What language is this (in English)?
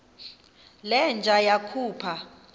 Xhosa